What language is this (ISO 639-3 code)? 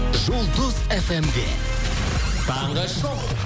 kaz